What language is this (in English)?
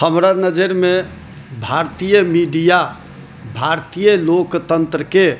Maithili